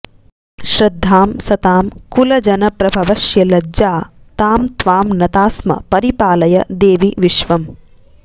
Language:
Sanskrit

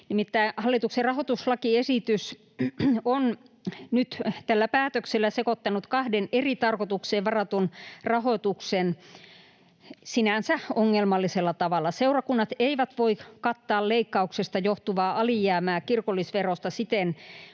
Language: Finnish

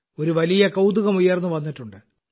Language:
Malayalam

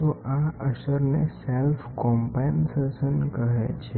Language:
Gujarati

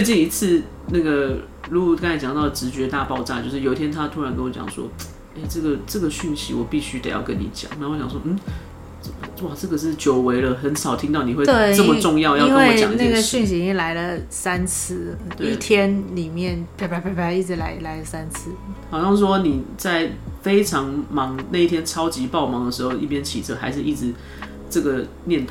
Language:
Chinese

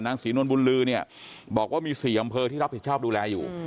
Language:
Thai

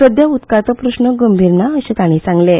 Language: Konkani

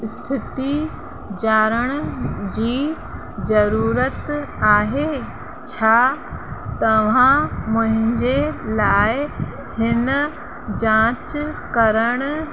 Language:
Sindhi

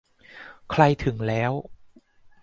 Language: Thai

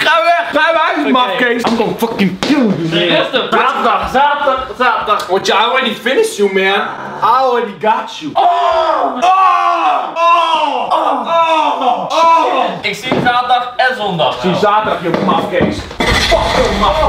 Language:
Dutch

